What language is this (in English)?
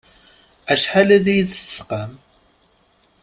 Kabyle